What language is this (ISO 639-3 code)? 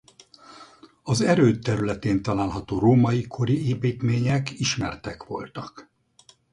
hun